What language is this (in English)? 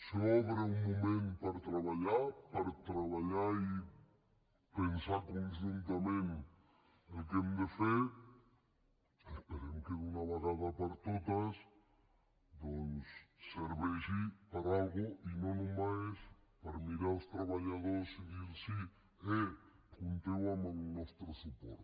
Catalan